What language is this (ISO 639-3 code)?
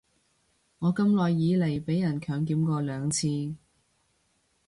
yue